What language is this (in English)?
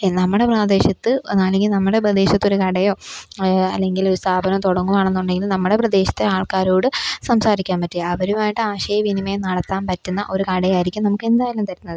Malayalam